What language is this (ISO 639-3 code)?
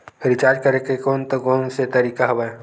hne